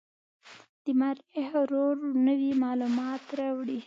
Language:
Pashto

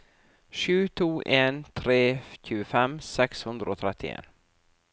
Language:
Norwegian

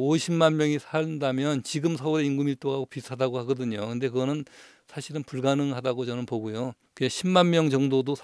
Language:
Korean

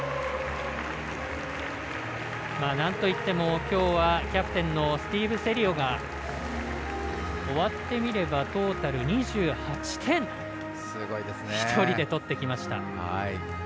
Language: Japanese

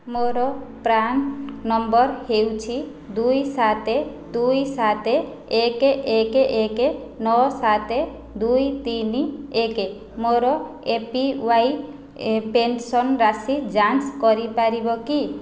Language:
Odia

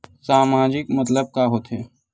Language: Chhattisgarhi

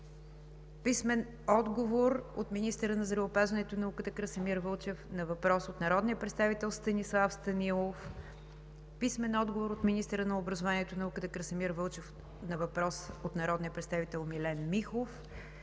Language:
Bulgarian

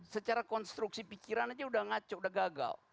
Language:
Indonesian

